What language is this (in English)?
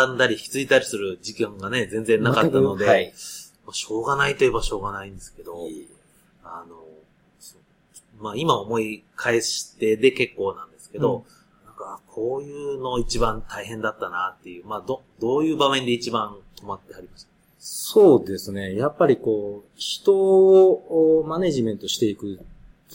Japanese